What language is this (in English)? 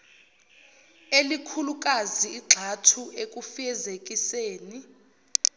Zulu